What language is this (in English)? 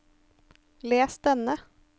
Norwegian